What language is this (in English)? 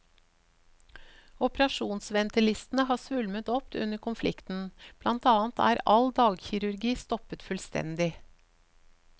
Norwegian